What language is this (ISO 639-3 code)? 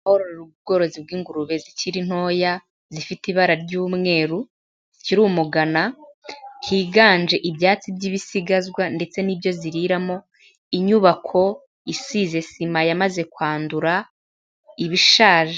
kin